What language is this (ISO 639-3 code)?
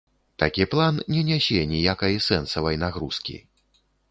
bel